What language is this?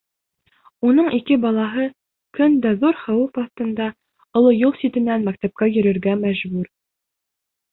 Bashkir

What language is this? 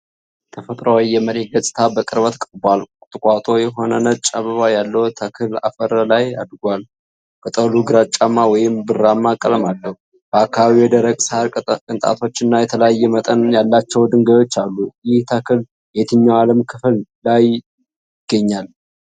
Amharic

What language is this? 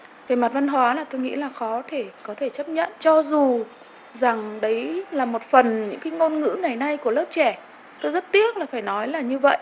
Vietnamese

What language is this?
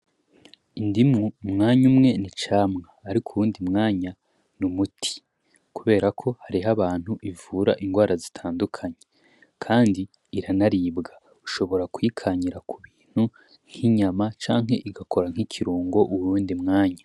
Rundi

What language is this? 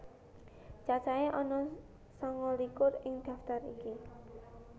Javanese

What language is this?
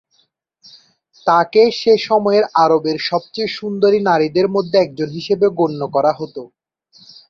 Bangla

